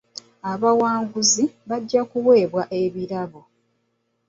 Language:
Ganda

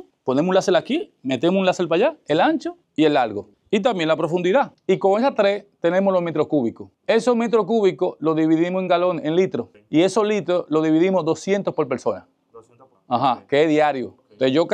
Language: Spanish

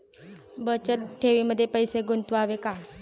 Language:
Marathi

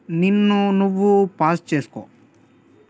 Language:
Telugu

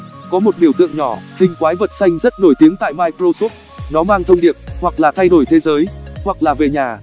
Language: Vietnamese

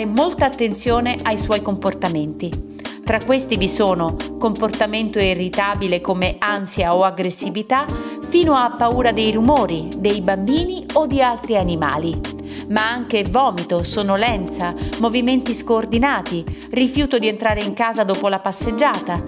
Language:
Italian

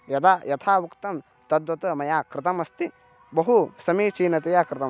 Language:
Sanskrit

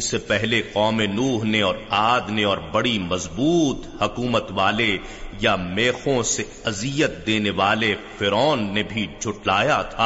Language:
Urdu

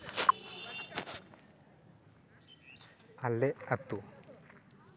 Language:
Santali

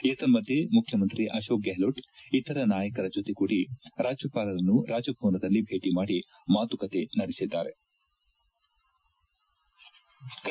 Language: Kannada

